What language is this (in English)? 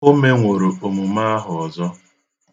Igbo